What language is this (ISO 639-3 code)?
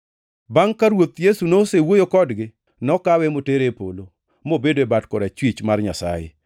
luo